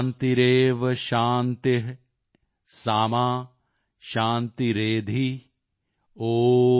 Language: Punjabi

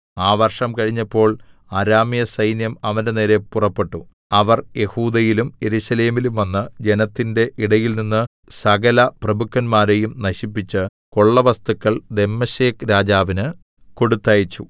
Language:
Malayalam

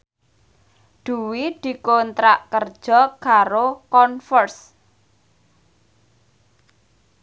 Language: Javanese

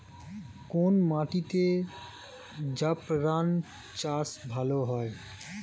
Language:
Bangla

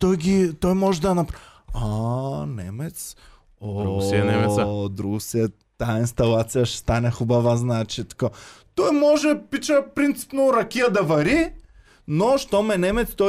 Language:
Bulgarian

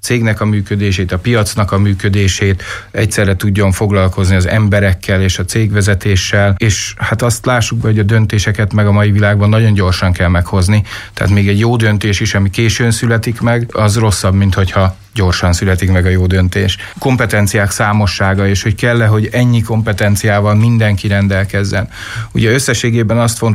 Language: Hungarian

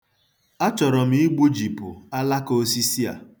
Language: Igbo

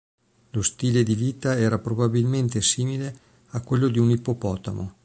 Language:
Italian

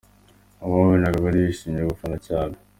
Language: Kinyarwanda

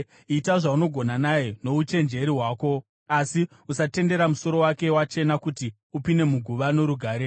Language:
Shona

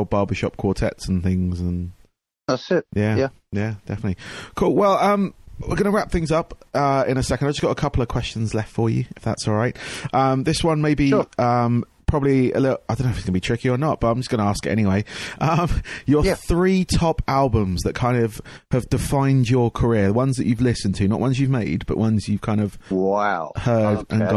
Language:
English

